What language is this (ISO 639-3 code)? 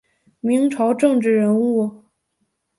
zho